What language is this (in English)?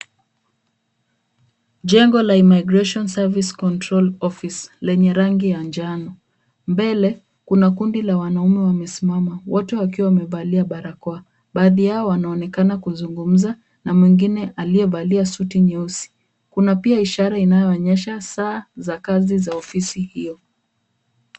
Swahili